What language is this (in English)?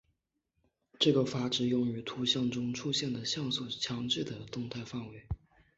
Chinese